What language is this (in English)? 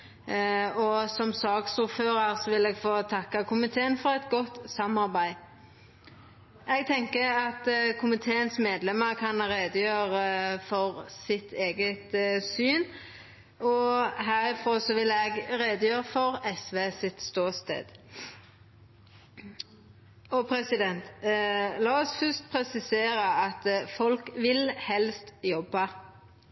Norwegian Nynorsk